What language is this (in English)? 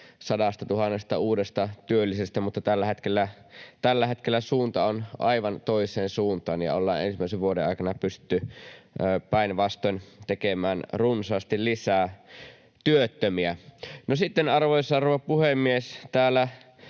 Finnish